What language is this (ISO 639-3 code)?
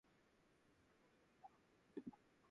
jpn